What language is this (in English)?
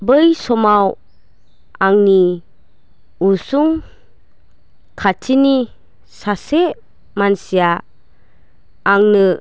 Bodo